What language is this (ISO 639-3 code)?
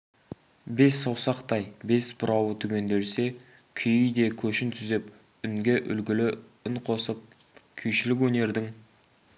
kaz